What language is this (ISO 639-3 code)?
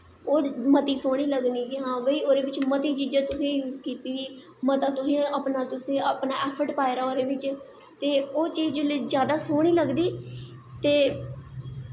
doi